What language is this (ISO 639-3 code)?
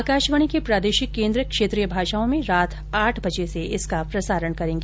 hin